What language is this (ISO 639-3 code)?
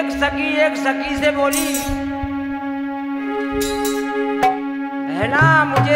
hin